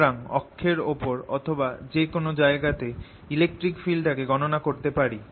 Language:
Bangla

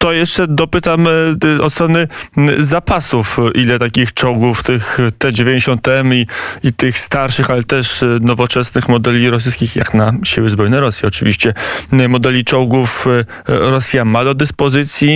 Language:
Polish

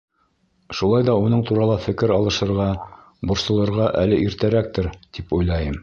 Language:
Bashkir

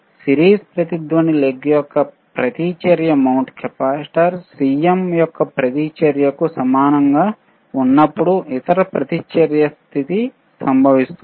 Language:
Telugu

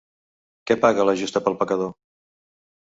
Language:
Catalan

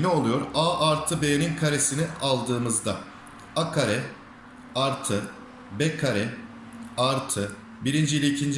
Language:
Turkish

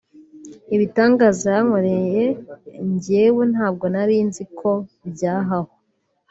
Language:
Kinyarwanda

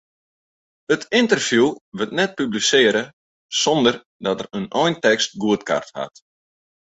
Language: Western Frisian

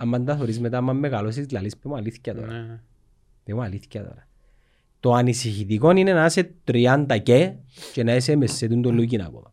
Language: Greek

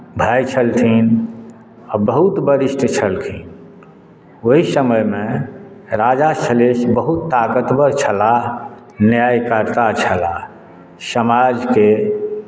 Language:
Maithili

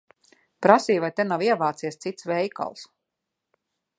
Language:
Latvian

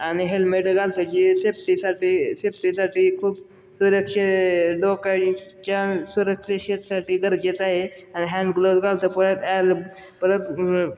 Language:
Marathi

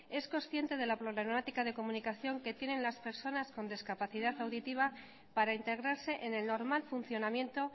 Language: Spanish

